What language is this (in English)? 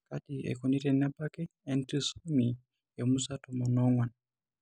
Masai